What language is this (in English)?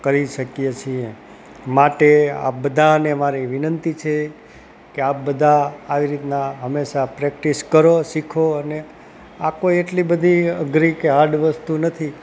Gujarati